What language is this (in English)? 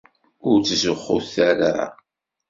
Kabyle